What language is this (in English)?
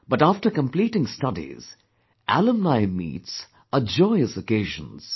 English